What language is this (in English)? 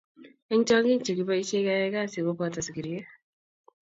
Kalenjin